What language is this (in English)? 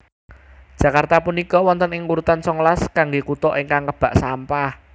Javanese